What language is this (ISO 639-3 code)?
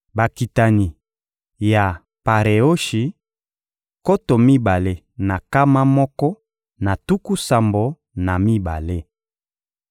lin